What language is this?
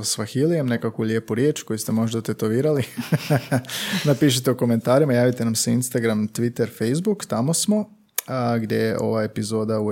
Croatian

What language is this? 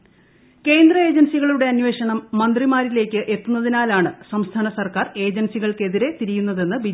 Malayalam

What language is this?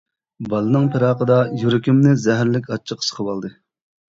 Uyghur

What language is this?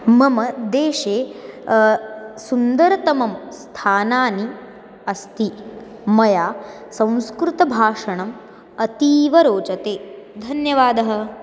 Sanskrit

